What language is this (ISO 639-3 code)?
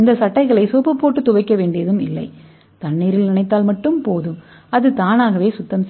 tam